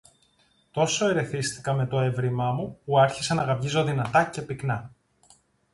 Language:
Greek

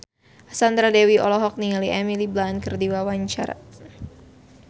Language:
Sundanese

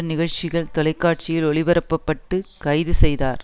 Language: Tamil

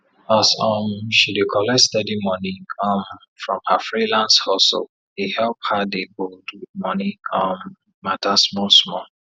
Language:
Nigerian Pidgin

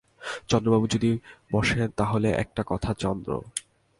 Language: Bangla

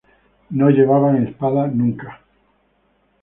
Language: Spanish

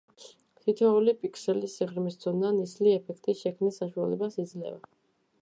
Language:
Georgian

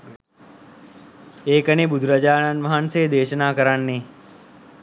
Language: Sinhala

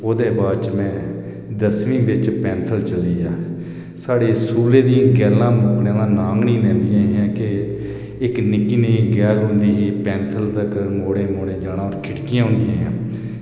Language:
Dogri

